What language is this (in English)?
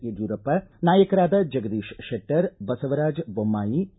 Kannada